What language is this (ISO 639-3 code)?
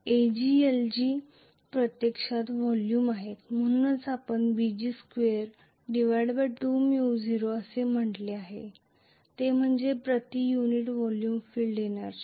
mar